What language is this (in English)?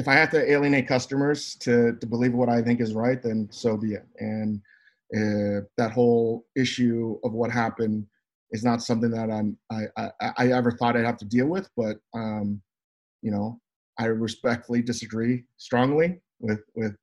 English